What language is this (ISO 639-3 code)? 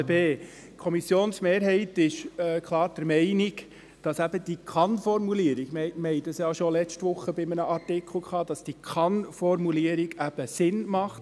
gsw